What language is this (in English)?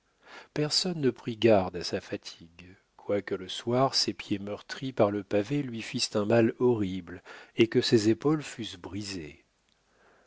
French